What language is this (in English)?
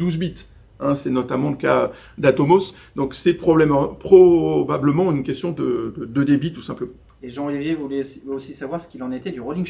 French